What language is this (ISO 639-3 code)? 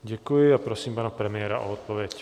ces